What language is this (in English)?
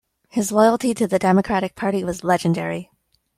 English